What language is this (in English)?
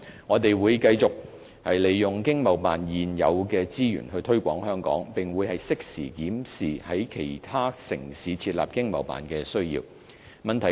Cantonese